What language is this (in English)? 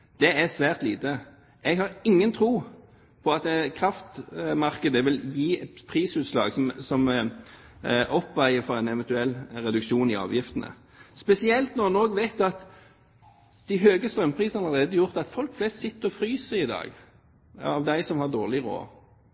Norwegian Bokmål